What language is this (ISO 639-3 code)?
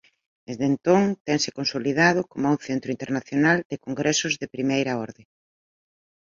glg